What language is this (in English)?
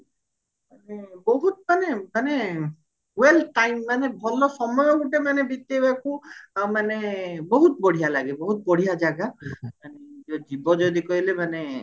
Odia